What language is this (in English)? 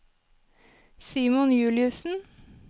Norwegian